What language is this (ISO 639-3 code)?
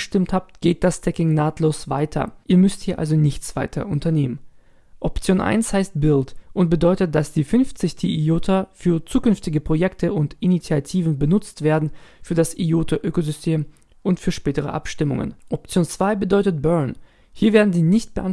deu